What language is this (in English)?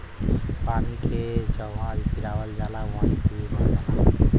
Bhojpuri